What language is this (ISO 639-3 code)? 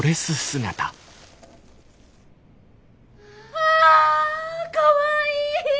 jpn